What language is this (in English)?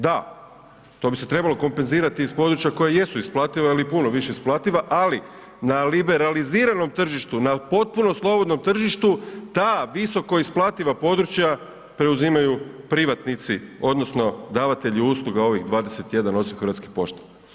Croatian